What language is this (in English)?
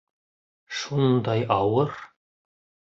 Bashkir